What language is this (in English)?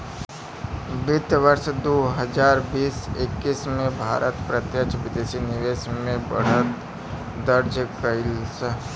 Bhojpuri